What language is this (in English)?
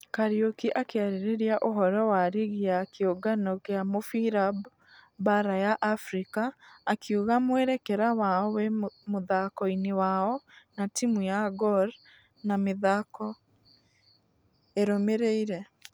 Kikuyu